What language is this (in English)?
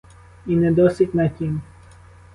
Ukrainian